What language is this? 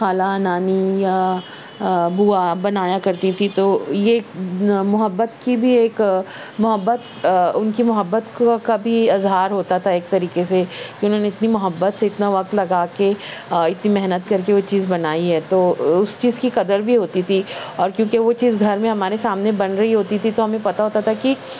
Urdu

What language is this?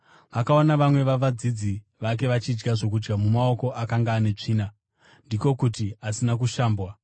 Shona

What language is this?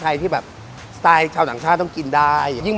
Thai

